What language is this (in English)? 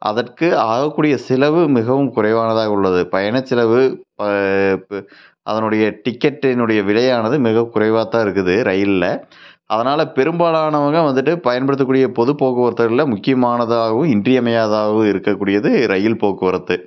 Tamil